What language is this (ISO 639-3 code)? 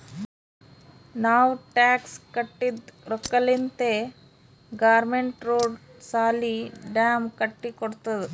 kan